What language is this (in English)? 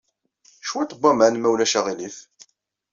Kabyle